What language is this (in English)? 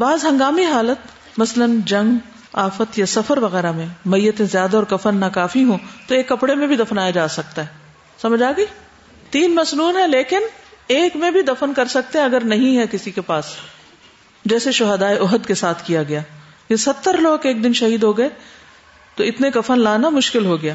Urdu